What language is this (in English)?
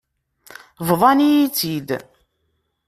Kabyle